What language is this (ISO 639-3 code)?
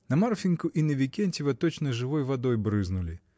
rus